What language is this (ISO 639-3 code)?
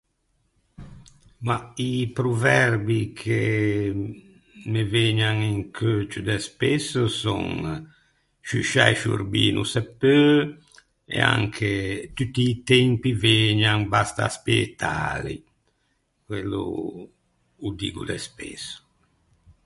lij